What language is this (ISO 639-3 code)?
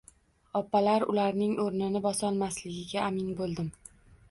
uzb